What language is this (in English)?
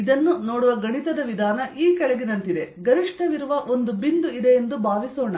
Kannada